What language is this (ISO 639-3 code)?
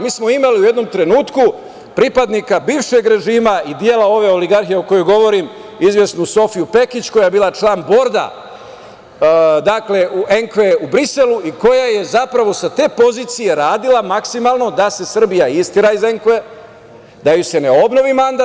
srp